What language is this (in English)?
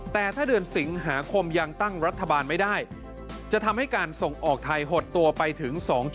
Thai